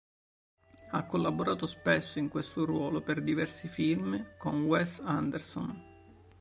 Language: Italian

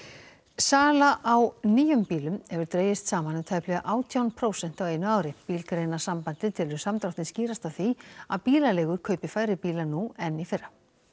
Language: Icelandic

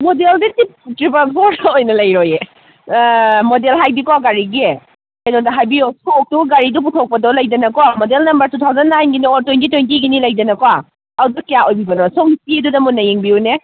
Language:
Manipuri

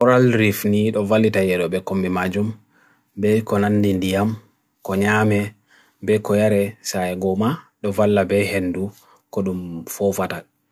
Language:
Bagirmi Fulfulde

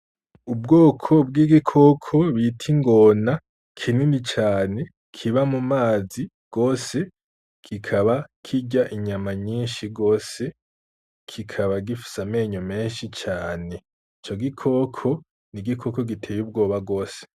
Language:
Rundi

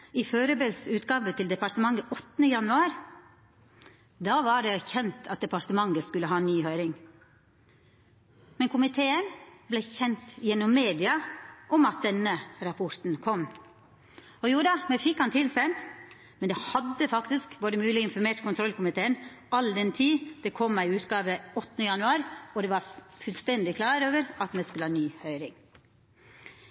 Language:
Norwegian Nynorsk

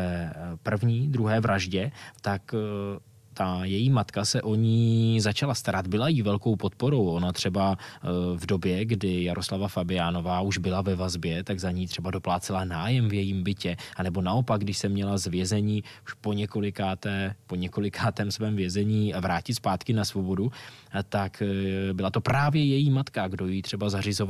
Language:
Czech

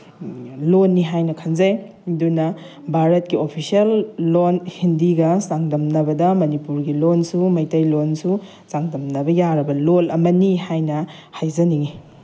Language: Manipuri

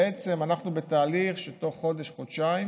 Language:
Hebrew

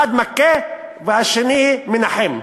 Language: Hebrew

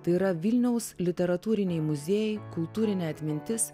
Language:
Lithuanian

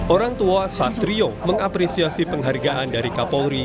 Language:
Indonesian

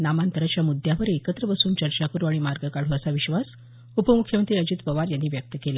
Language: Marathi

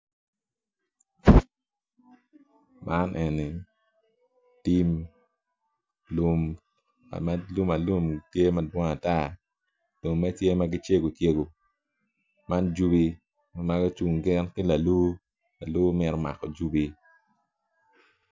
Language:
Acoli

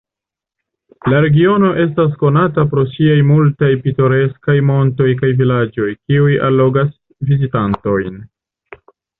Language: Esperanto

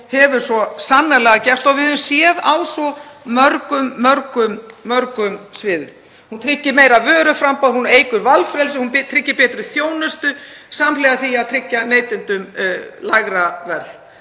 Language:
Icelandic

